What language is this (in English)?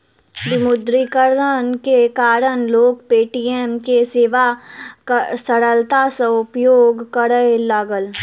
Maithili